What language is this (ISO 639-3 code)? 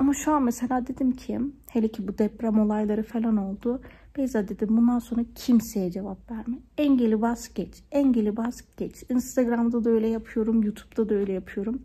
tur